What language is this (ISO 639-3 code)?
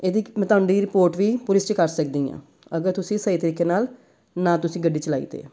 pan